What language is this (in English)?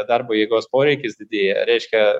Lithuanian